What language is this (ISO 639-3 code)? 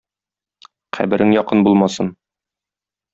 tat